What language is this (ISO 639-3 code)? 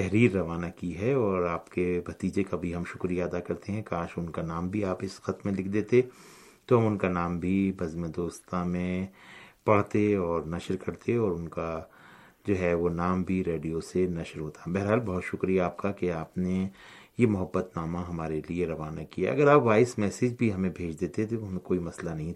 urd